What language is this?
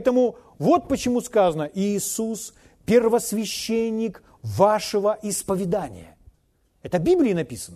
Russian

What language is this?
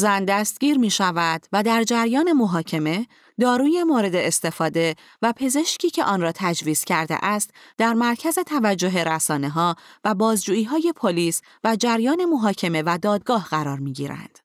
Persian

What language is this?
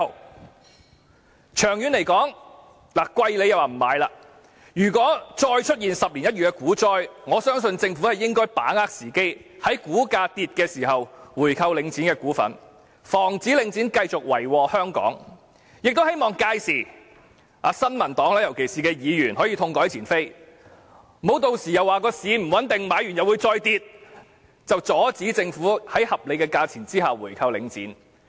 Cantonese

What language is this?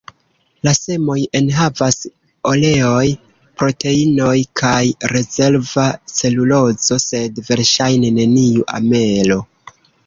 Esperanto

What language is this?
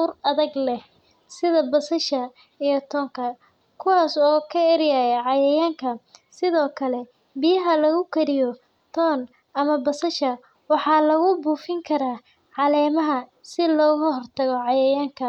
Somali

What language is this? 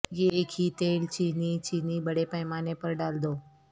Urdu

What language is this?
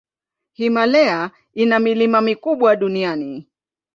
Swahili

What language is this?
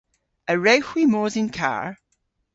Cornish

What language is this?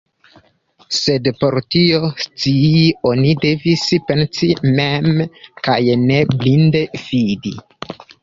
Esperanto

